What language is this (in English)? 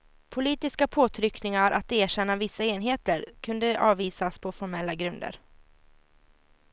Swedish